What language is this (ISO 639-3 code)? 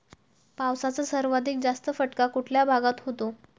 mar